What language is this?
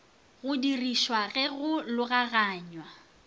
Northern Sotho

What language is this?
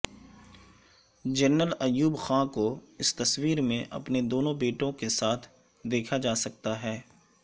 Urdu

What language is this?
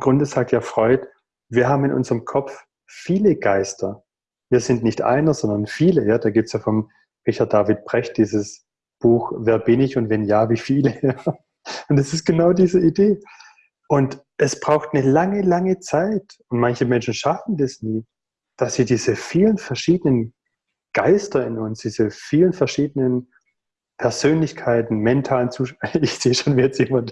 German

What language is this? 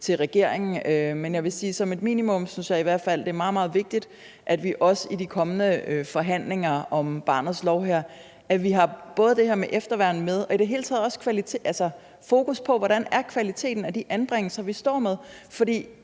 Danish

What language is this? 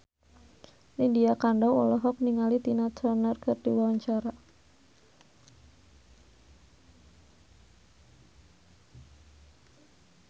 Sundanese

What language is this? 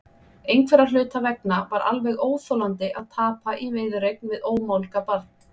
Icelandic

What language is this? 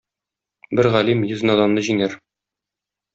Tatar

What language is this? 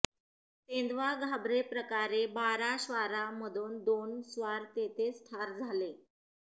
Marathi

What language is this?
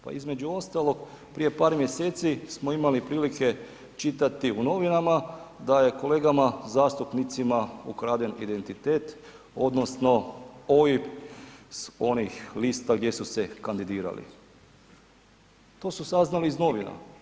Croatian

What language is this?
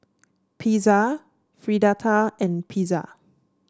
English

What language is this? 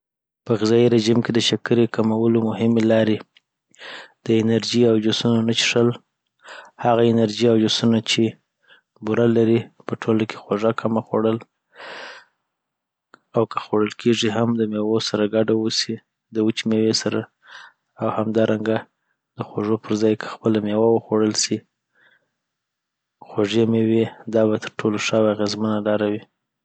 Southern Pashto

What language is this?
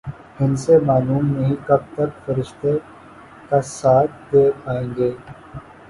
Urdu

